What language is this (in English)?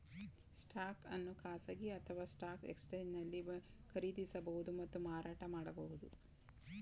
Kannada